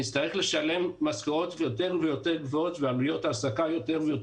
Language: Hebrew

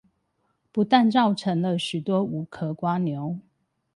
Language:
Chinese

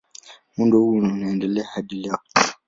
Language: Swahili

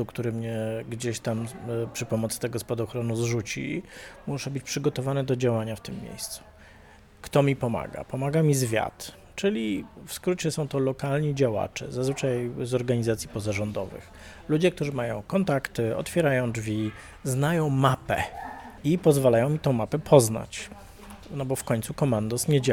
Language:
Polish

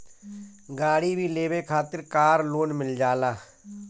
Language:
Bhojpuri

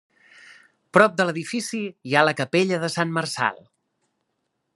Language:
Catalan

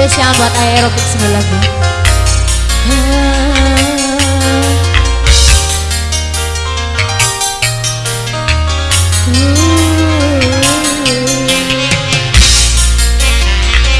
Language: Indonesian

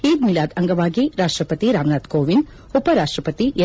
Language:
Kannada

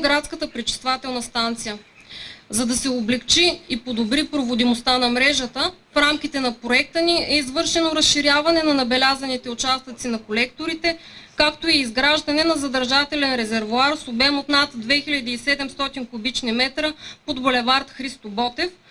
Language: Bulgarian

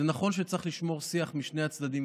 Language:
Hebrew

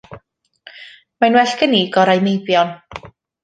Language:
Welsh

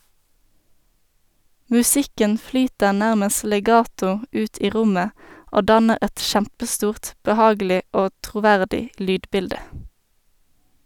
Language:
Norwegian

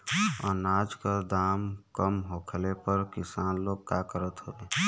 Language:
Bhojpuri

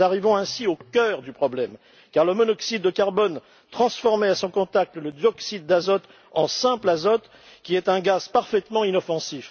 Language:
French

